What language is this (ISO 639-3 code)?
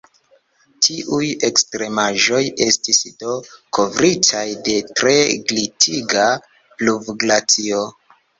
epo